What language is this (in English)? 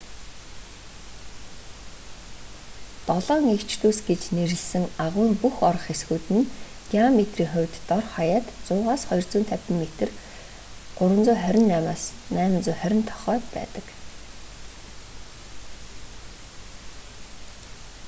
Mongolian